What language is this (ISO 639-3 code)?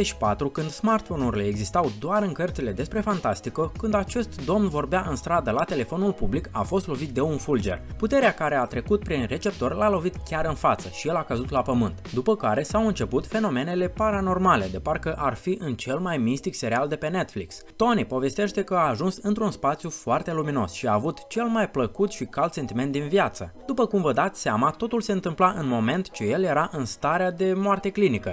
ron